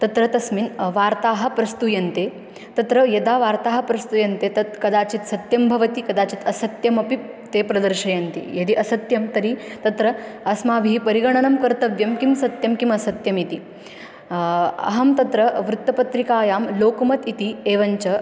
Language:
Sanskrit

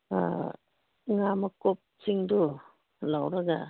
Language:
Manipuri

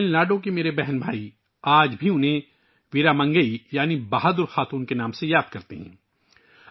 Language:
Urdu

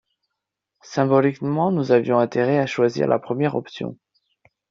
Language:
French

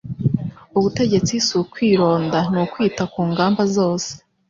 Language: Kinyarwanda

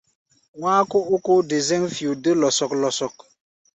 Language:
Gbaya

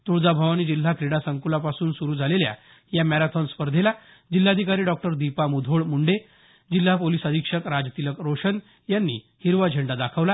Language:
Marathi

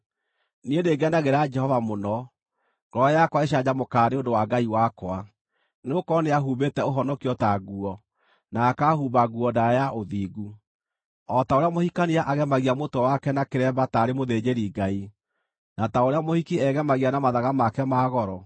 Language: Kikuyu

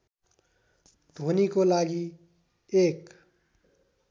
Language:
Nepali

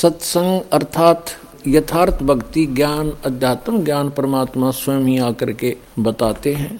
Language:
Hindi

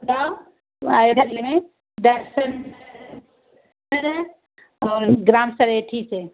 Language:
Hindi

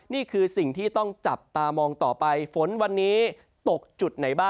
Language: Thai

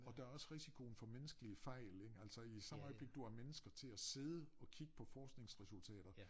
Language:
Danish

